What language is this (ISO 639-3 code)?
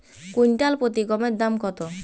ben